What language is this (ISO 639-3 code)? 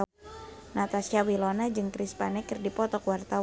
sun